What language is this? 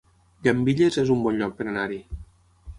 Catalan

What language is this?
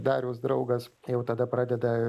Lithuanian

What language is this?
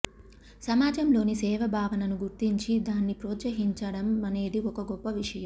Telugu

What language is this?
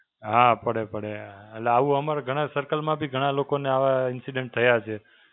Gujarati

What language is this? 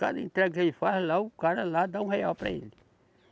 Portuguese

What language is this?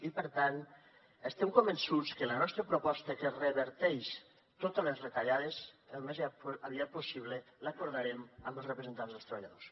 Catalan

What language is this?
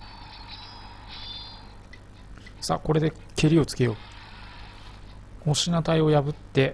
Japanese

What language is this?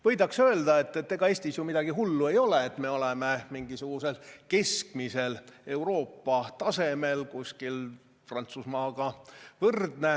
Estonian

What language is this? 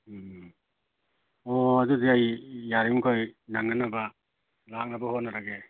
Manipuri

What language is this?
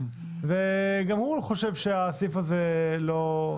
Hebrew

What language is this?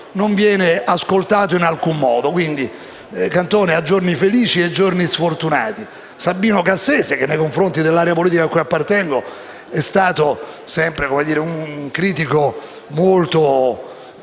Italian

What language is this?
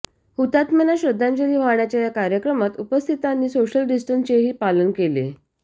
Marathi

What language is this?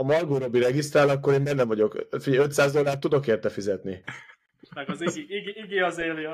Hungarian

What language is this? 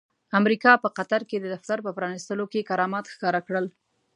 Pashto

